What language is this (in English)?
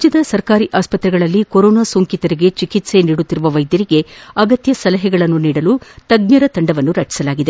Kannada